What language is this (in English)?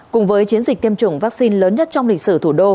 Vietnamese